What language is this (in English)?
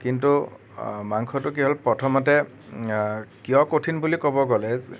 Assamese